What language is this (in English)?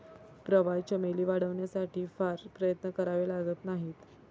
Marathi